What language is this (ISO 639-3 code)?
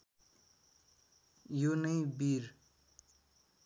nep